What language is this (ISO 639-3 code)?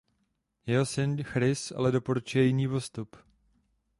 ces